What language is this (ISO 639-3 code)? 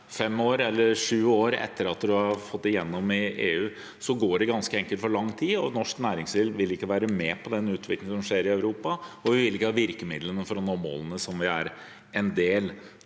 nor